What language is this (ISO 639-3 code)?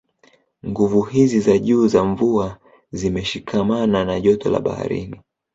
swa